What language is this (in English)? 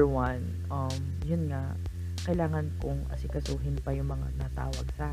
Filipino